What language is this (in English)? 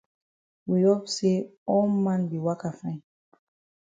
Cameroon Pidgin